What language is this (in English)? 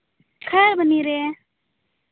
Santali